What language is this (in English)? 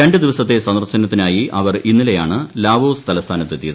Malayalam